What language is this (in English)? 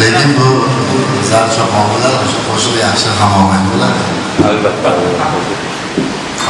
Turkish